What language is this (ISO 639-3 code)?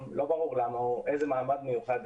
heb